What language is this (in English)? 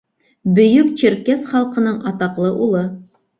Bashkir